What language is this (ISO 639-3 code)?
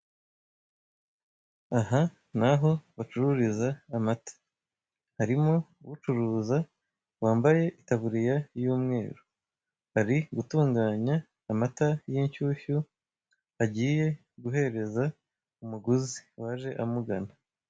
kin